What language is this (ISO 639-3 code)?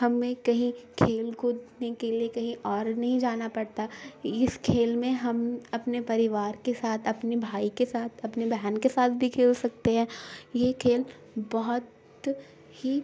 urd